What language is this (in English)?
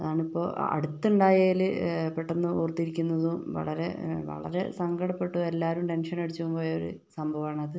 Malayalam